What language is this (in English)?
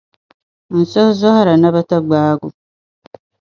Dagbani